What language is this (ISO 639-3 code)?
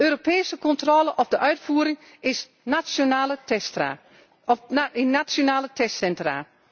nld